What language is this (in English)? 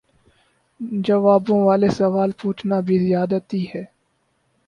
Urdu